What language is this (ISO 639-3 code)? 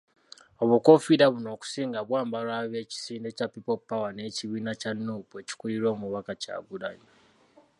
lug